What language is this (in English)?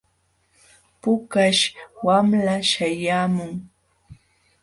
Jauja Wanca Quechua